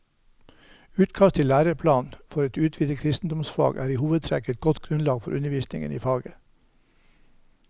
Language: Norwegian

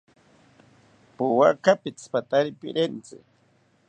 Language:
South Ucayali Ashéninka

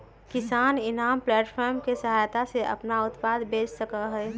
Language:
Magahi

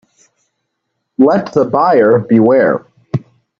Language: English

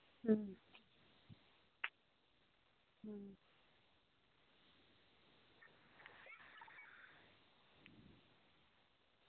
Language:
Santali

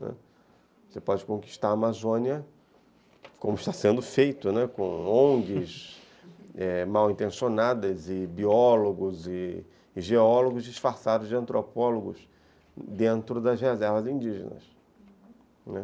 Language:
Portuguese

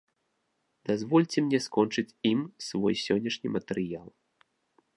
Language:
Belarusian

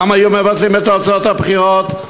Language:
Hebrew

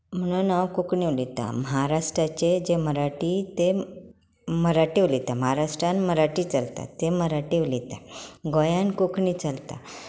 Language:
Konkani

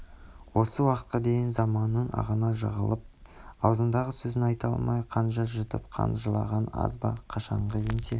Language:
Kazakh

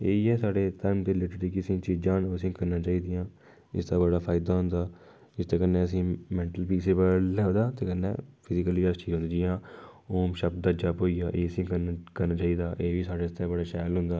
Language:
Dogri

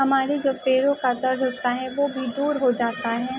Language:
Urdu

